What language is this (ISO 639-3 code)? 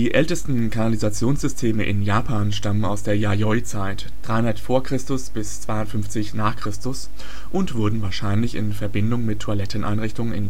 deu